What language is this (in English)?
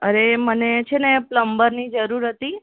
Gujarati